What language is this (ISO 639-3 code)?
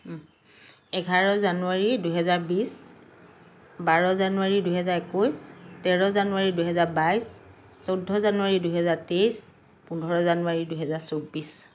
asm